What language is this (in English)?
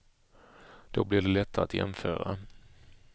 Swedish